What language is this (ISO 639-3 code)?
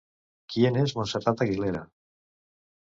cat